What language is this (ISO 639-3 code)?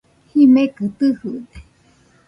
hux